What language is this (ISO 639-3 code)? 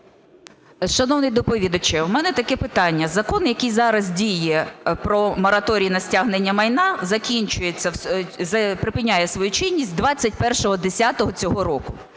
ukr